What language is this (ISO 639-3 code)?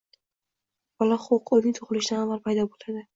uzb